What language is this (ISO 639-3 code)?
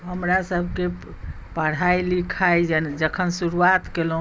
mai